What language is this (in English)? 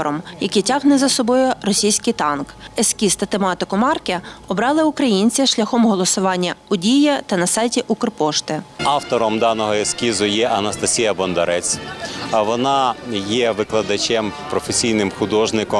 Ukrainian